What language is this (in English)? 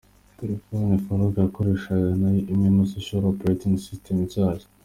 Kinyarwanda